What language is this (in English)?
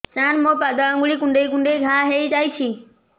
Odia